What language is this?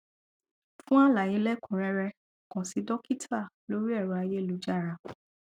Yoruba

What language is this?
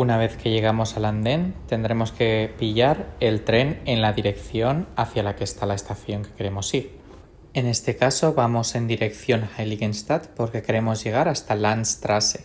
Spanish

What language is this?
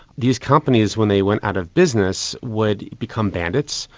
English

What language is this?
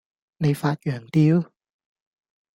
Cantonese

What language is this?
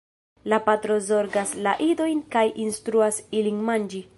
Esperanto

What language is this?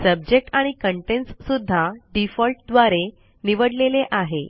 Marathi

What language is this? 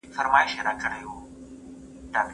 Pashto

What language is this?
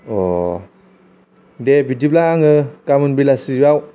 Bodo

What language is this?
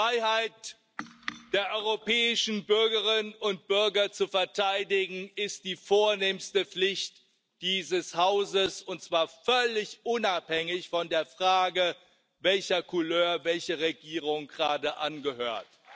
German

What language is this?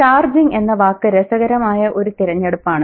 Malayalam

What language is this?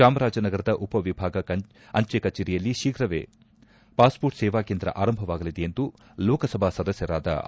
Kannada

